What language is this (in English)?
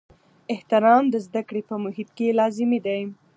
Pashto